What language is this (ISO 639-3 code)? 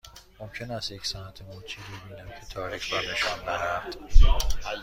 fas